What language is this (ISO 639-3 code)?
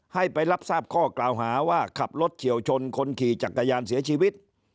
tha